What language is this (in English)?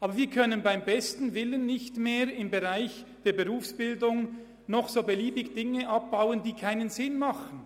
Swiss German